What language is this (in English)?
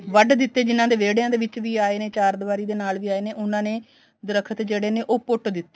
Punjabi